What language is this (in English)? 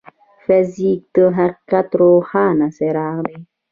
Pashto